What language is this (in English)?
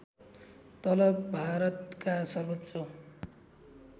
Nepali